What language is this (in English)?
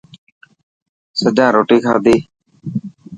Dhatki